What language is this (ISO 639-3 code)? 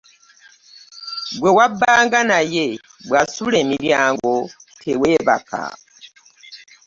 lug